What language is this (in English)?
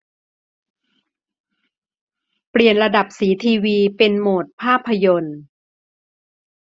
Thai